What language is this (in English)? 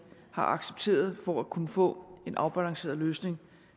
Danish